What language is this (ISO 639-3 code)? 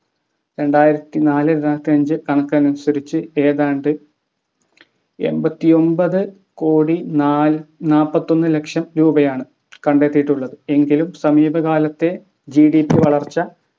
mal